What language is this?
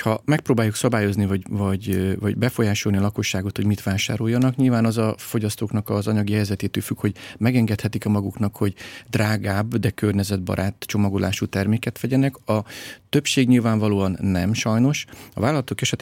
Hungarian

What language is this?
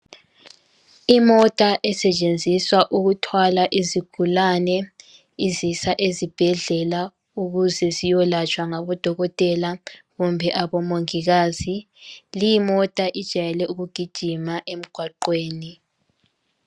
North Ndebele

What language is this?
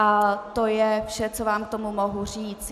Czech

